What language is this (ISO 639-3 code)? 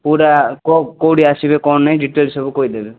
ori